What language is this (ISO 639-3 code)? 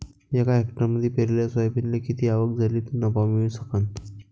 mar